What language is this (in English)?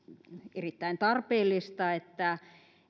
Finnish